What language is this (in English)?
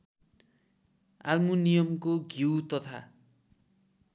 Nepali